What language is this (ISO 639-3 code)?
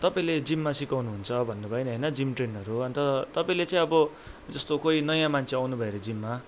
nep